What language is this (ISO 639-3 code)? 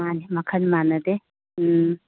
mni